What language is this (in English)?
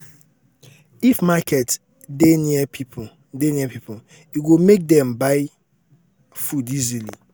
Nigerian Pidgin